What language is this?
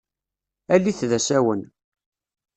Kabyle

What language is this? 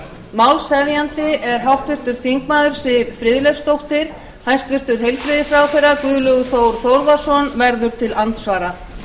Icelandic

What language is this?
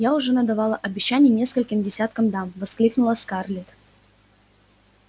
Russian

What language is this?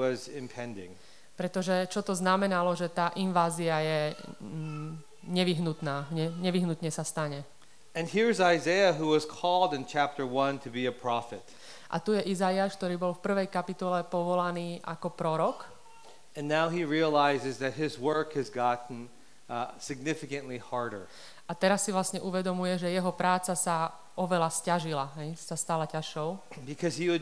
Slovak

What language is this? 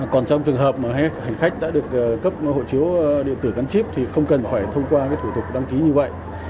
Vietnamese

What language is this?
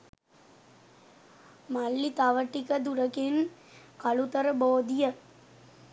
Sinhala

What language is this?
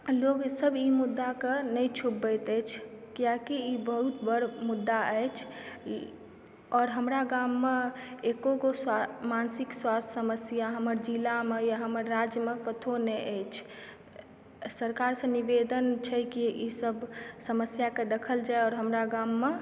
Maithili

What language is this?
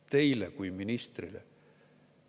Estonian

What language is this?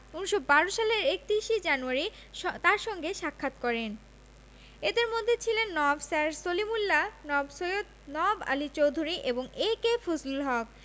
Bangla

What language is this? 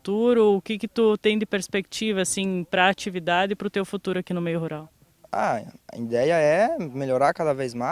Portuguese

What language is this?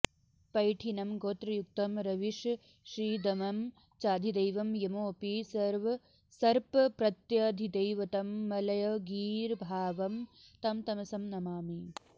Sanskrit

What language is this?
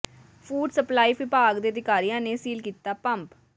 Punjabi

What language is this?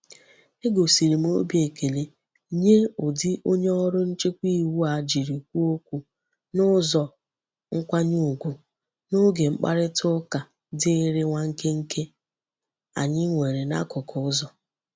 Igbo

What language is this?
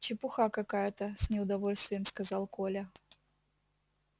Russian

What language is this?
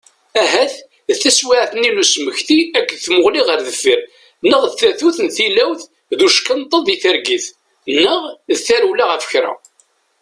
Kabyle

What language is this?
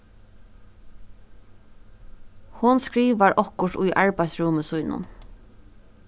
Faroese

